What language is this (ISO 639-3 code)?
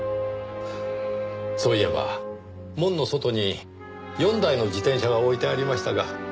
jpn